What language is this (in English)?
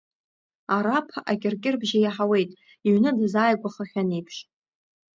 Abkhazian